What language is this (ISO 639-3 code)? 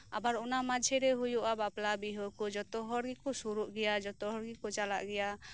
sat